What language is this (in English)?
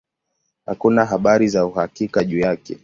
Swahili